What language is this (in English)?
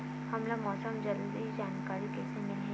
Chhattisgarhi